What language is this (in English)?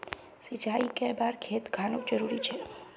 Magahi